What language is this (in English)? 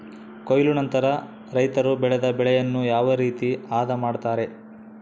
Kannada